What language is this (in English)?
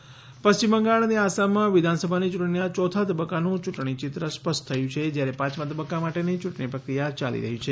Gujarati